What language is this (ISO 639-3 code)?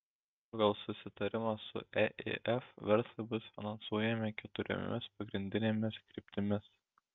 lit